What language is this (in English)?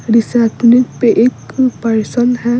Hindi